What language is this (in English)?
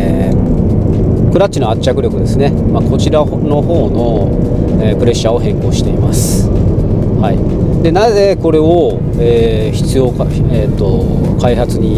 Japanese